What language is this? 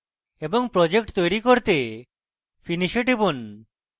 Bangla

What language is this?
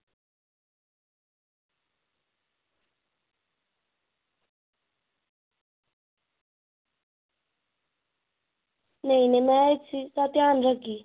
Dogri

